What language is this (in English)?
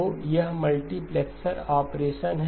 Hindi